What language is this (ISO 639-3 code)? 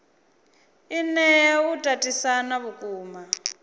ven